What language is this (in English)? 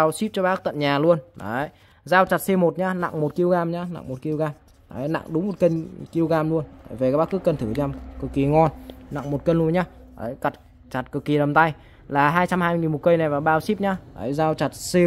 Vietnamese